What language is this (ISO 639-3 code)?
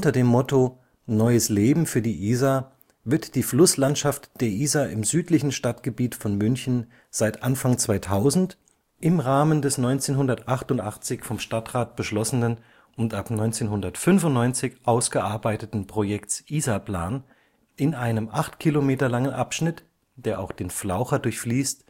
deu